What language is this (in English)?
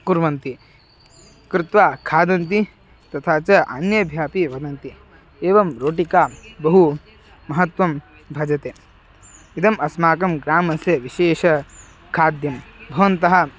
Sanskrit